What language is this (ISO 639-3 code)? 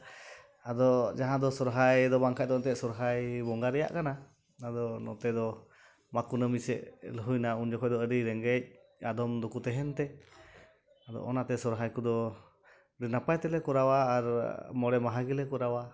sat